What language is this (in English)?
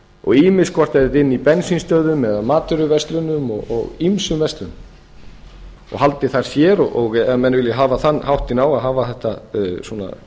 Icelandic